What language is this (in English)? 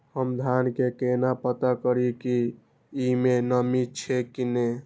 Maithili